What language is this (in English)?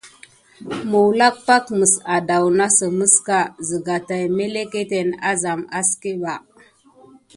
Gidar